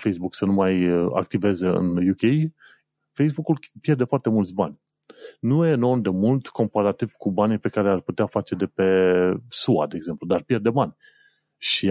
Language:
Romanian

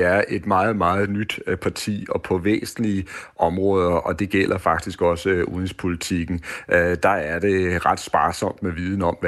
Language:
Danish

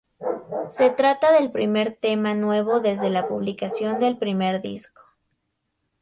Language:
Spanish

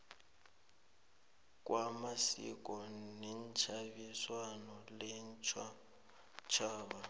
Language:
South Ndebele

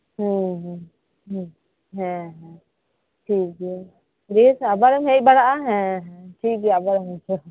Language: Santali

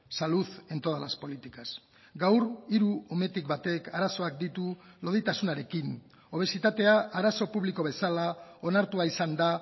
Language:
Basque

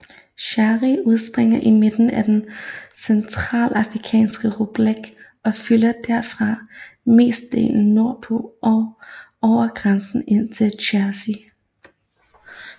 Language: Danish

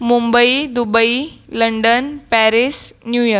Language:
Marathi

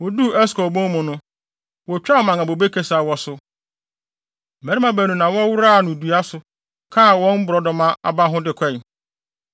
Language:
Akan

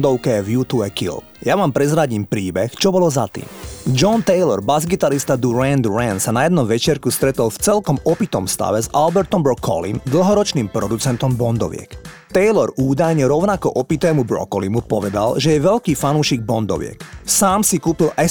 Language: Slovak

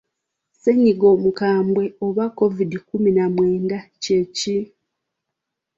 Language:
Ganda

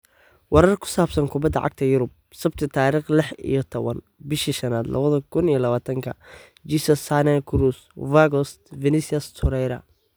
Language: Somali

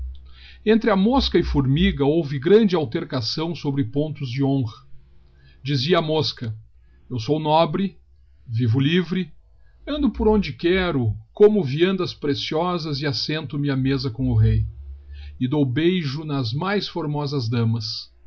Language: Portuguese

